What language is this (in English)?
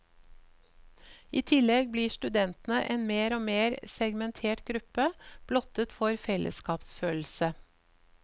Norwegian